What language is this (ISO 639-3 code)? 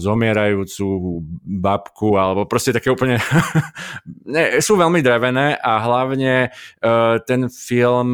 slk